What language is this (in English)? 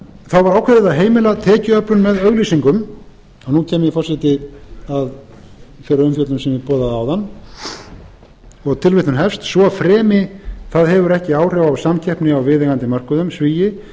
Icelandic